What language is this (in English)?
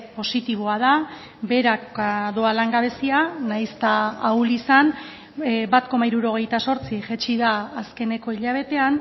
Basque